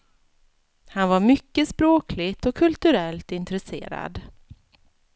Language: Swedish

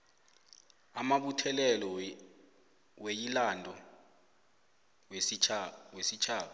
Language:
South Ndebele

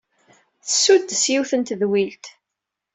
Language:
Kabyle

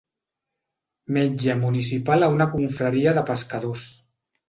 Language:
Catalan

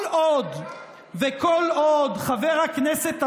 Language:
Hebrew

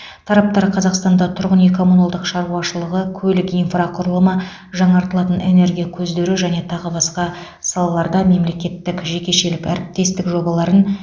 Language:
Kazakh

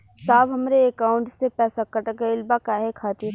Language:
Bhojpuri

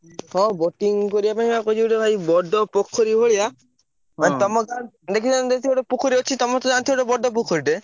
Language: Odia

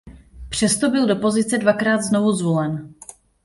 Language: Czech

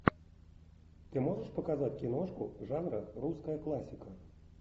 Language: Russian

